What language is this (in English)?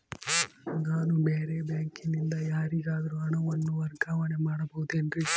Kannada